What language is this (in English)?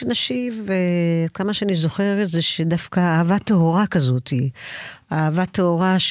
Hebrew